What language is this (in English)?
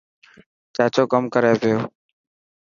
Dhatki